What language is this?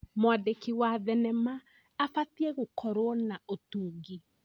Kikuyu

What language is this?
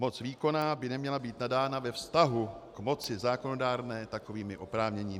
Czech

